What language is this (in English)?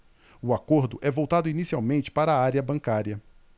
Portuguese